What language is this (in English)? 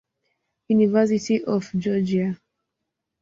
Swahili